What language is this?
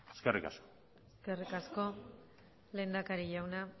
Basque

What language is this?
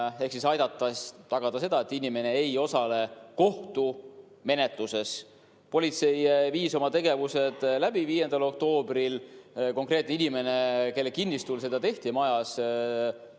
Estonian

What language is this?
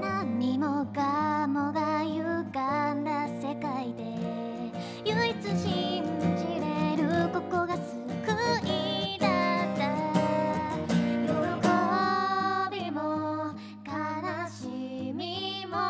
Japanese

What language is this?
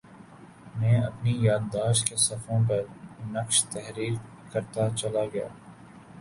Urdu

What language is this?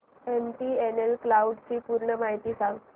Marathi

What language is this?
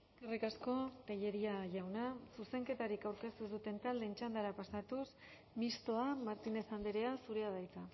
Basque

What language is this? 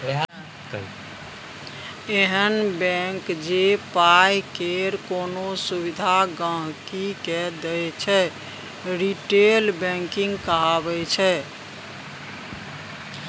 Maithili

